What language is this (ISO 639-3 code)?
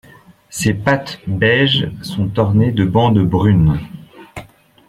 fra